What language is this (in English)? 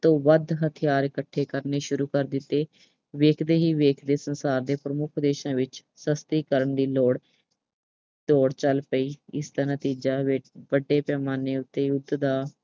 Punjabi